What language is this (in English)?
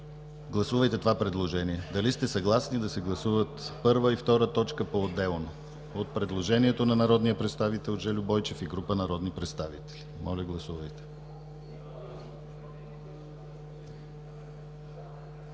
Bulgarian